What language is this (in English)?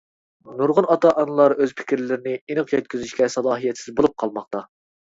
Uyghur